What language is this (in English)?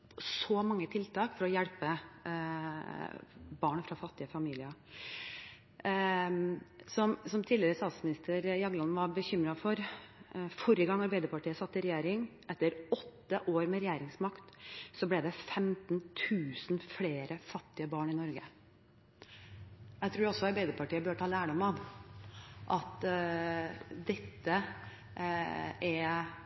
Norwegian Bokmål